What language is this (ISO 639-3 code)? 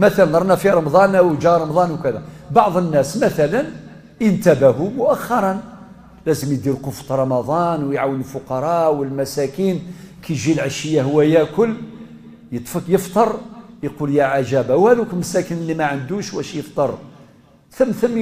ara